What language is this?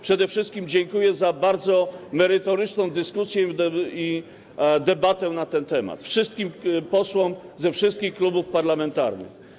Polish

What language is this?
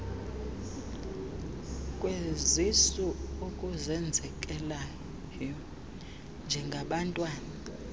Xhosa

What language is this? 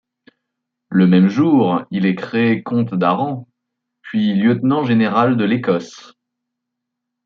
French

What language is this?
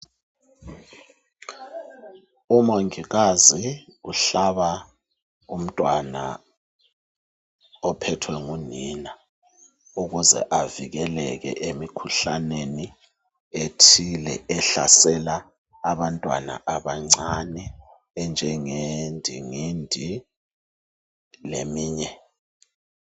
North Ndebele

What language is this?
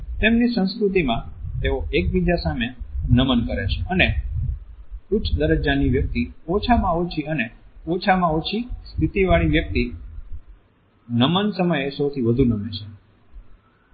Gujarati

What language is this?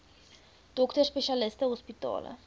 Afrikaans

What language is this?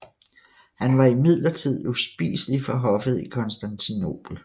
Danish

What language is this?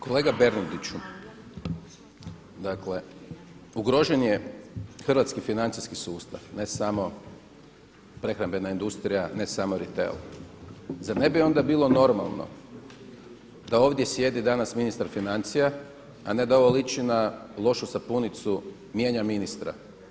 Croatian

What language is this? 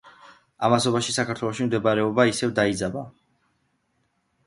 Georgian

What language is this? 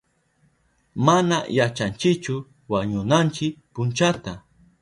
Southern Pastaza Quechua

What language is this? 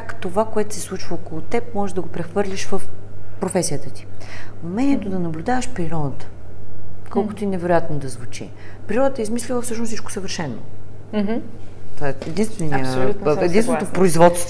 Bulgarian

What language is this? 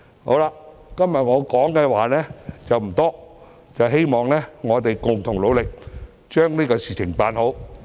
Cantonese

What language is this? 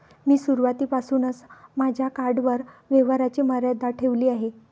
Marathi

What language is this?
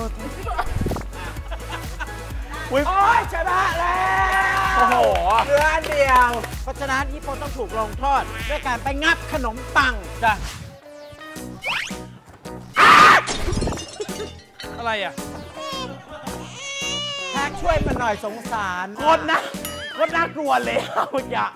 Thai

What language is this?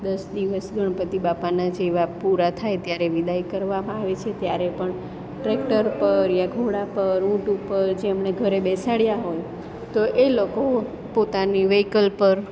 Gujarati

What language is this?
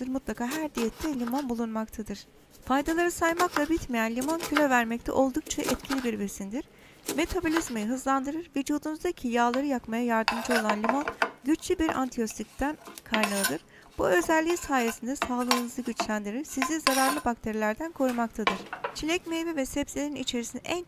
Turkish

